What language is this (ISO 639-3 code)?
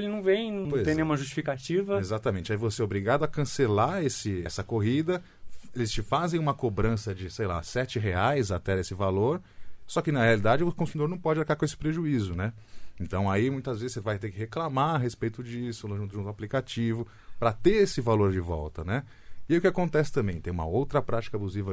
por